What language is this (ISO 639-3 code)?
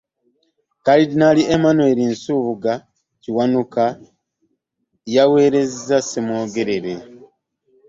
lug